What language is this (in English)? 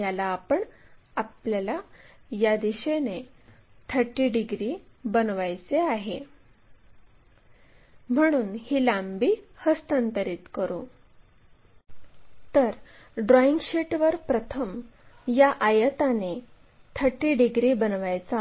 Marathi